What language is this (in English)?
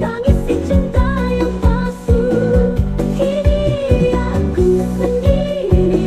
Indonesian